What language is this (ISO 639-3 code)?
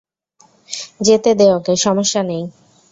ben